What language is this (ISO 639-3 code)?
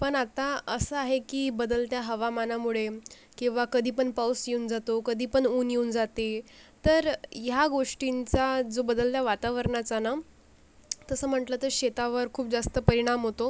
mar